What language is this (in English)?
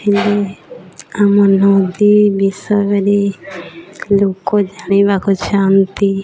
Odia